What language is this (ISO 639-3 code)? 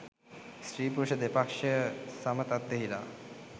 sin